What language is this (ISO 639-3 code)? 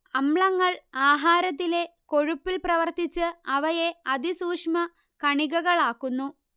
mal